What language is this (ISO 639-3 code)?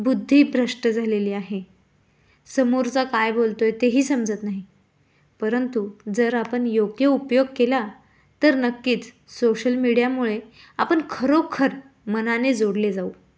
mar